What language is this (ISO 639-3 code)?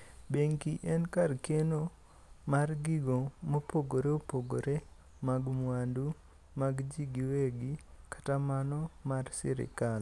luo